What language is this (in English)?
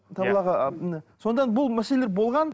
Kazakh